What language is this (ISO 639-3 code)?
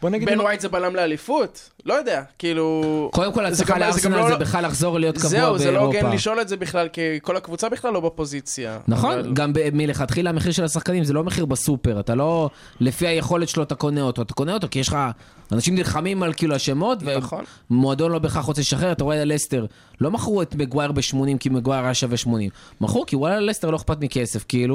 heb